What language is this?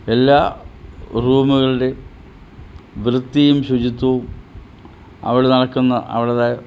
Malayalam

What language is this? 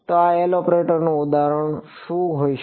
Gujarati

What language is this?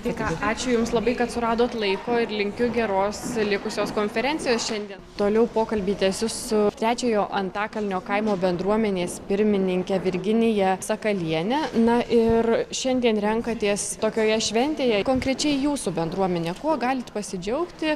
Lithuanian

